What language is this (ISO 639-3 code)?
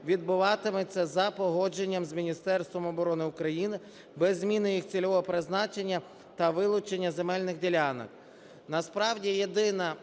ukr